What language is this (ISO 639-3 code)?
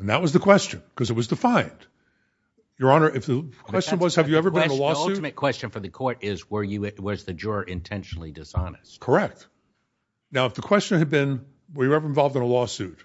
eng